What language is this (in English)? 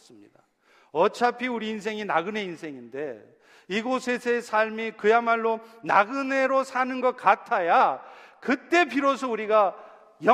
Korean